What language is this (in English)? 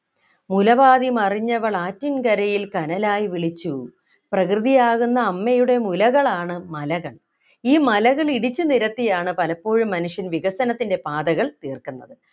Malayalam